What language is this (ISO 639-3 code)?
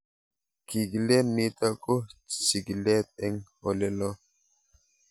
kln